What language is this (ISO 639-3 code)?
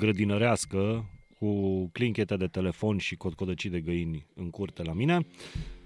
ron